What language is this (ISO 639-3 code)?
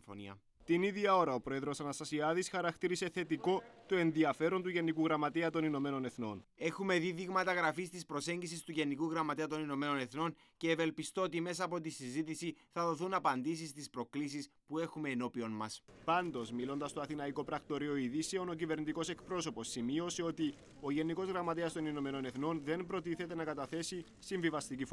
ell